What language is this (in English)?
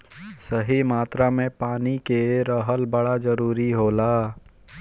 Bhojpuri